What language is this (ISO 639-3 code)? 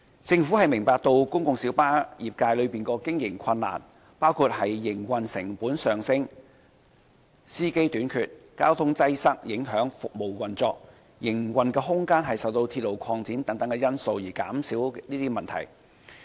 yue